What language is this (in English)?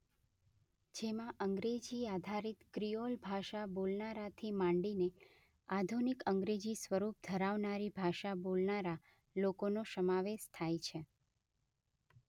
Gujarati